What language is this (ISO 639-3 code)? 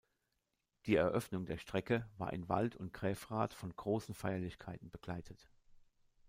deu